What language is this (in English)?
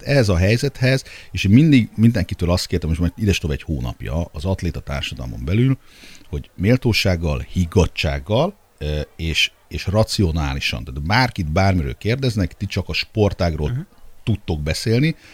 Hungarian